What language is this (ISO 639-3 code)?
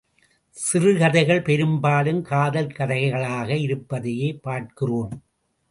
tam